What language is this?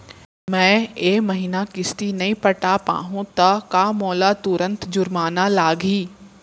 Chhattisgarhi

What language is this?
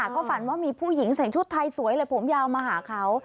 Thai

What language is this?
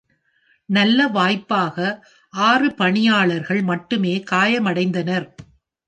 Tamil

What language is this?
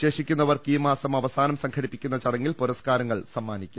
Malayalam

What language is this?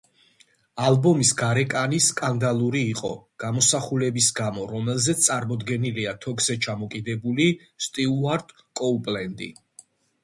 Georgian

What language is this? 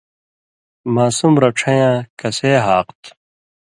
Indus Kohistani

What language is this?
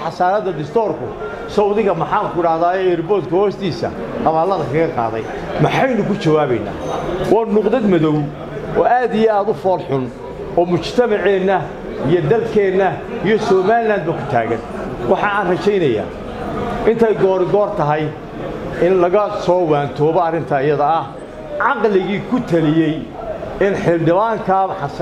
Arabic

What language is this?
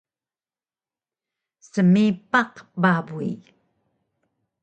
Taroko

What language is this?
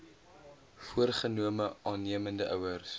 Afrikaans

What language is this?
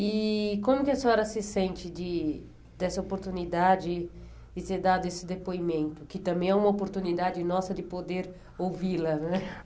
Portuguese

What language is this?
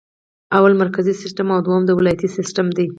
Pashto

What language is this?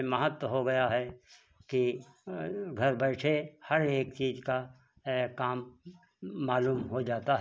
Hindi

